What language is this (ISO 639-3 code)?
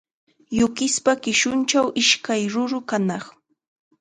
qxa